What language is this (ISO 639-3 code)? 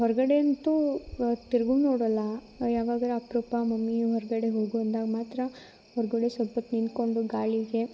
kan